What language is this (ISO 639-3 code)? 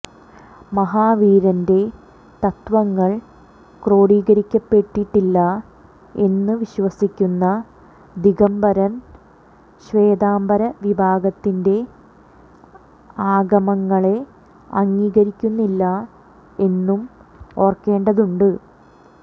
mal